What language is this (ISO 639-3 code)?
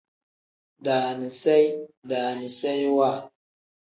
kdh